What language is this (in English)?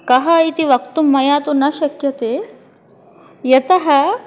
Sanskrit